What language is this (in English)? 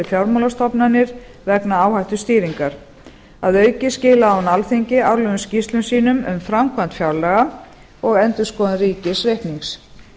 Icelandic